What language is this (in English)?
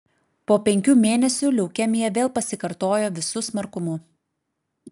Lithuanian